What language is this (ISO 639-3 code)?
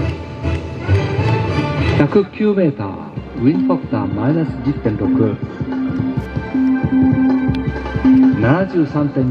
jpn